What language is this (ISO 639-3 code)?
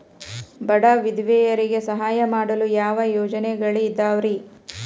kan